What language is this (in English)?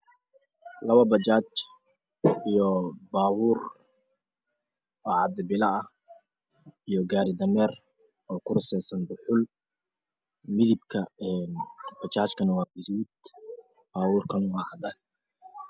Somali